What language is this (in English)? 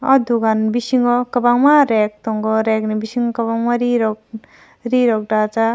Kok Borok